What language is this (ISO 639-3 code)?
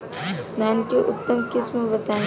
bho